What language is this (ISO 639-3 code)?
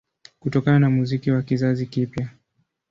swa